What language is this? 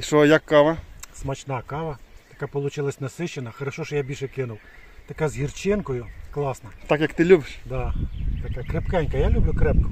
Ukrainian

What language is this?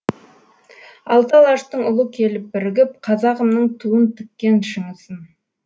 Kazakh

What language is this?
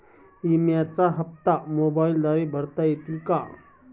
Marathi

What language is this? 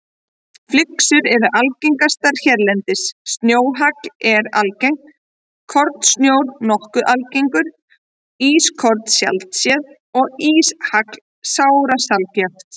Icelandic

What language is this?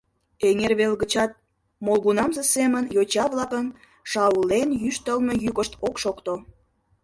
Mari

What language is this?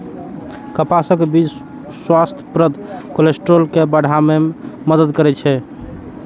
Maithili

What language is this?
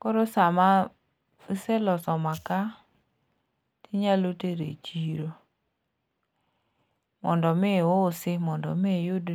Luo (Kenya and Tanzania)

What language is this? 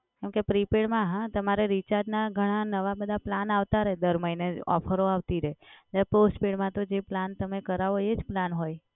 Gujarati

